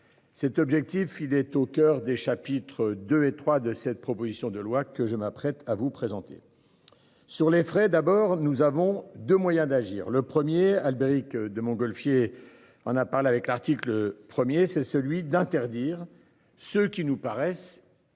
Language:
French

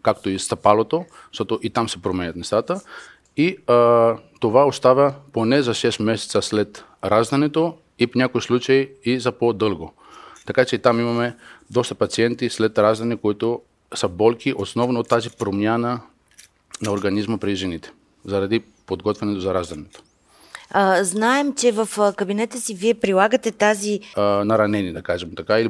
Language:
Bulgarian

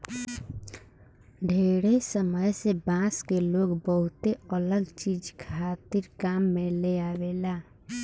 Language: Bhojpuri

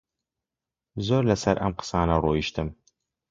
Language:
Central Kurdish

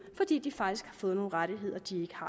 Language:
Danish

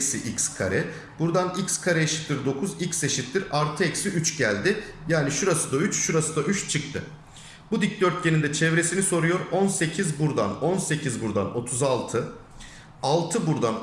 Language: Turkish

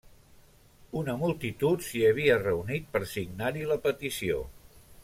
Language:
Catalan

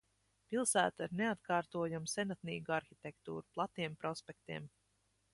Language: Latvian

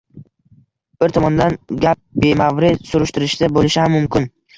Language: Uzbek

